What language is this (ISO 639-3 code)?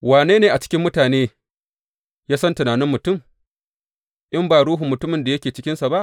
hau